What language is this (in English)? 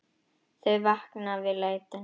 Icelandic